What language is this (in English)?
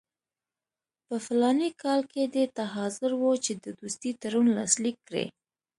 Pashto